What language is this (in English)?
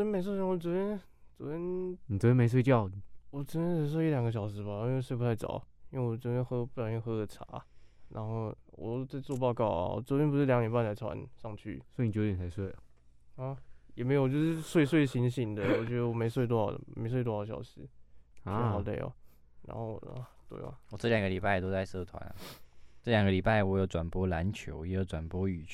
Chinese